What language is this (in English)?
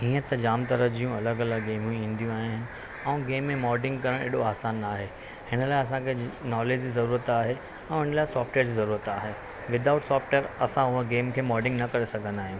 Sindhi